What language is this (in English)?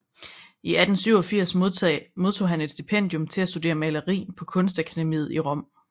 Danish